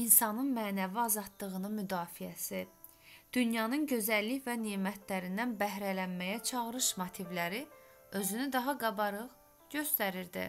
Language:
Turkish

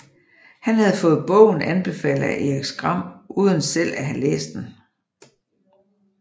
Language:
Danish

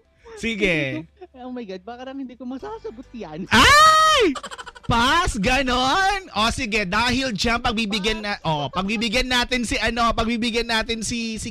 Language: Filipino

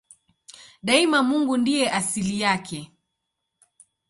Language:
Swahili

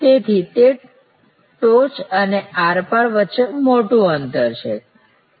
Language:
Gujarati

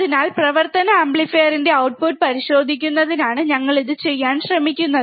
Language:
Malayalam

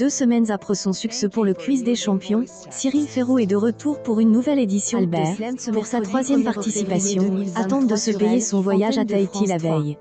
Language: French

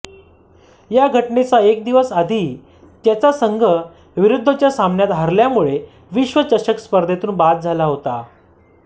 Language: Marathi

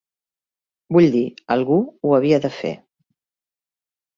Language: Catalan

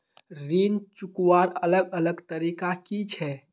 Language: Magahi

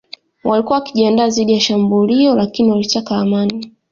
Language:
Swahili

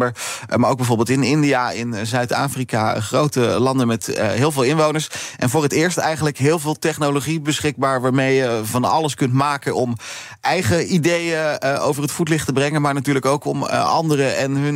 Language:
Dutch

